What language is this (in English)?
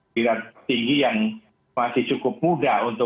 Indonesian